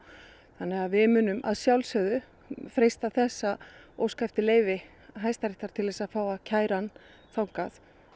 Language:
Icelandic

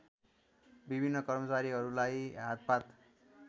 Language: Nepali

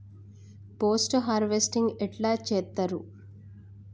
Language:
Telugu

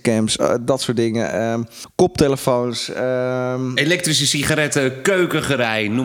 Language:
Dutch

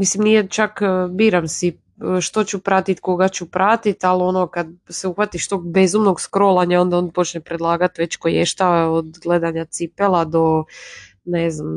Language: Croatian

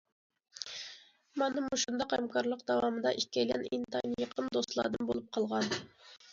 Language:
Uyghur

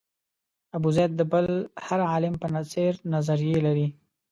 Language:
Pashto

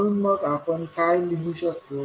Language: Marathi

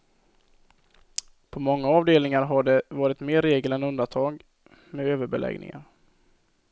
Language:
Swedish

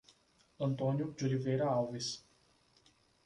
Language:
Portuguese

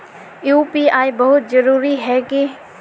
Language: Magahi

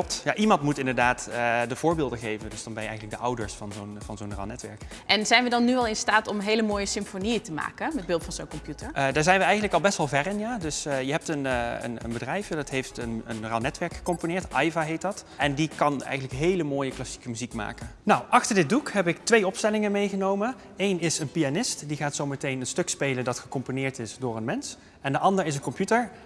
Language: Dutch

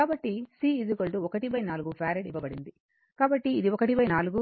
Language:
Telugu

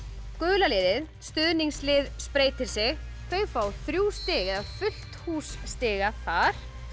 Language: Icelandic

